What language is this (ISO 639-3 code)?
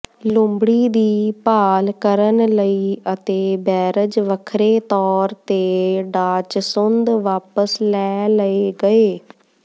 pan